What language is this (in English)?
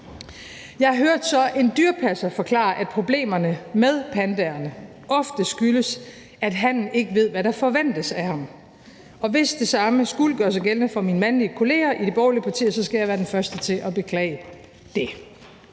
Danish